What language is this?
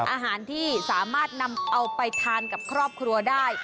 Thai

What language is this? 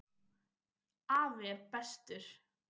Icelandic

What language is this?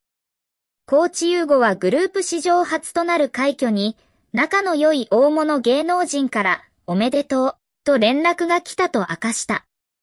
Japanese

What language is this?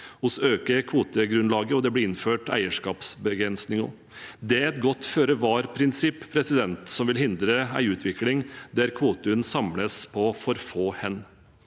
Norwegian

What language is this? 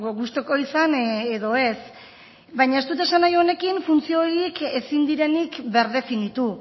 Basque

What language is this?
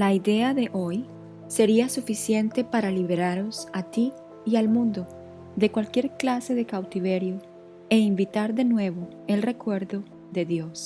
Spanish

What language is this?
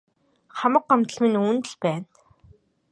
Mongolian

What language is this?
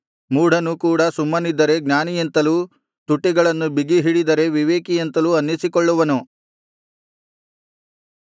Kannada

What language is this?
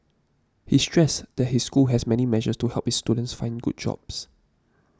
English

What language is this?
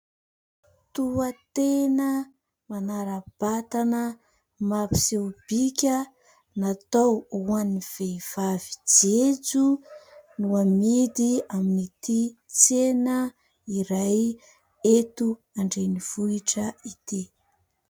Malagasy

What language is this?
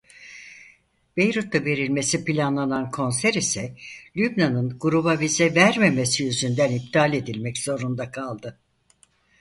Turkish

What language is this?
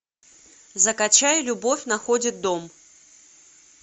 Russian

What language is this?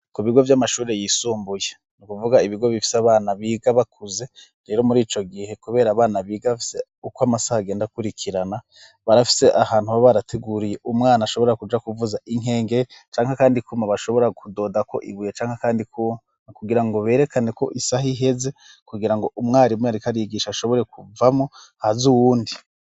Rundi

